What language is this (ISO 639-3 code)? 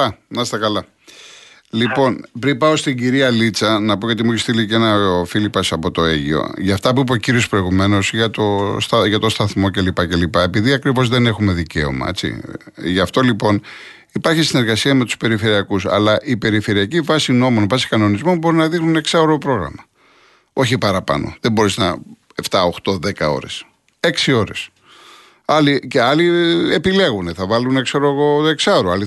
ell